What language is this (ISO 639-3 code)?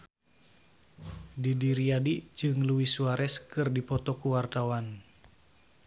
sun